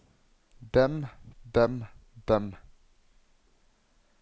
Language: Norwegian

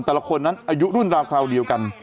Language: Thai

